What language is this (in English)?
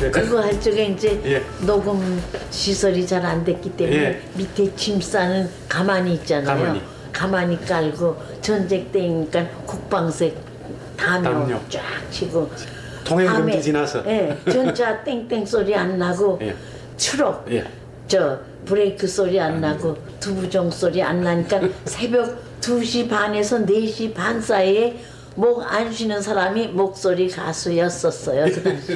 Korean